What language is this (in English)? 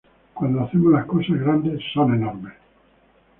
Spanish